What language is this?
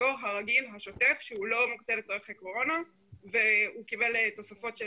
Hebrew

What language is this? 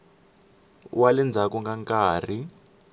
Tsonga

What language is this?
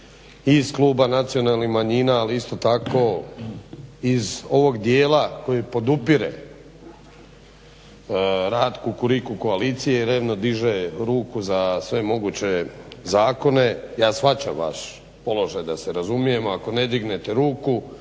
Croatian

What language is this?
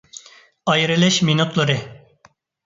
Uyghur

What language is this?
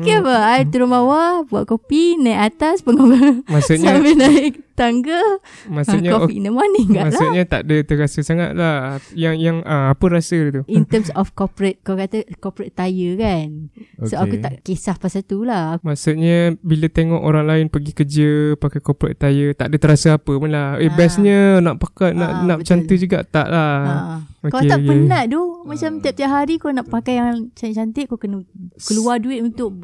Malay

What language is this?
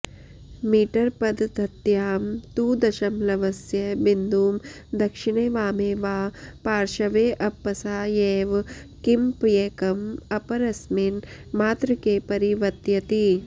Sanskrit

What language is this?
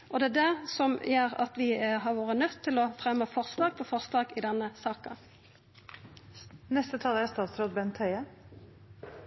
Norwegian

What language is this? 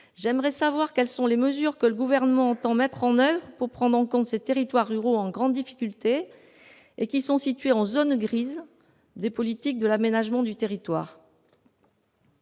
French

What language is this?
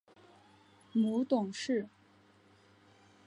Chinese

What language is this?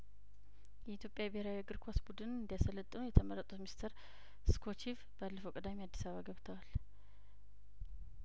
Amharic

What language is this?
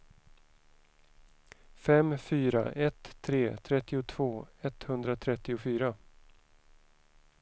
Swedish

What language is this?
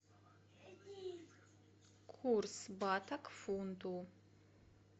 Russian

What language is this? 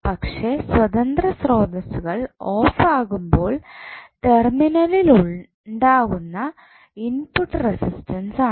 Malayalam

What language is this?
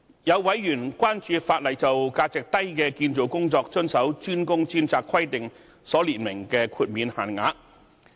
Cantonese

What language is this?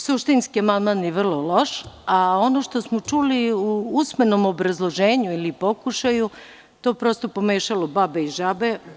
Serbian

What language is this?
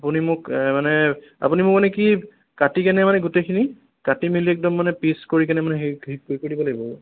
Assamese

